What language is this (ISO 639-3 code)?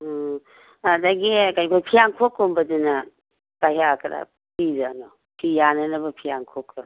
mni